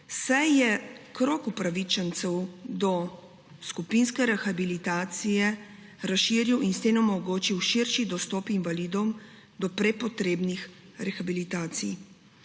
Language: Slovenian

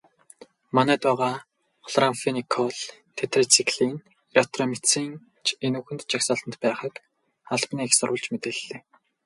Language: Mongolian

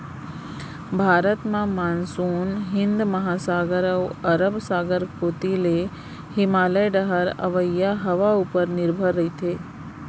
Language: Chhattisgarhi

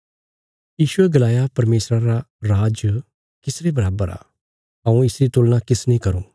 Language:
Bilaspuri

